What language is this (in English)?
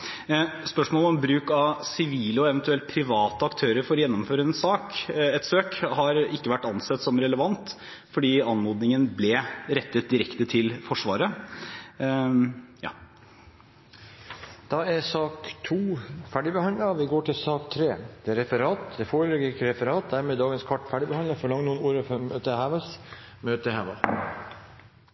Norwegian